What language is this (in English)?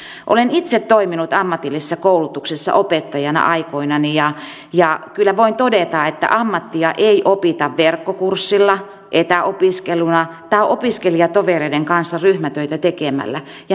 Finnish